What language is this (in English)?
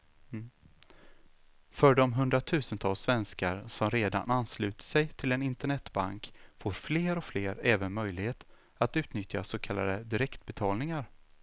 Swedish